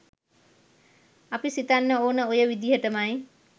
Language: Sinhala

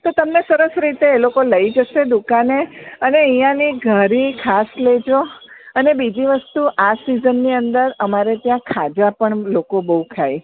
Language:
Gujarati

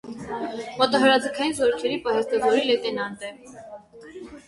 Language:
Armenian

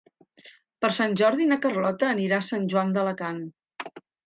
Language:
Catalan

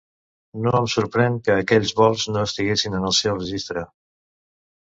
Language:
Catalan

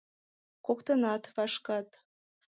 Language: Mari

